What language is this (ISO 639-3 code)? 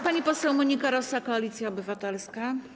pol